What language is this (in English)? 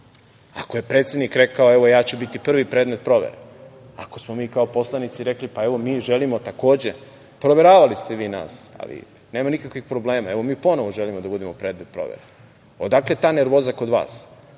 Serbian